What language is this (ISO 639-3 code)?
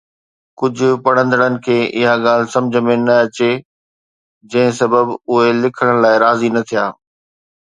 snd